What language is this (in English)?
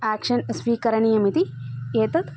Sanskrit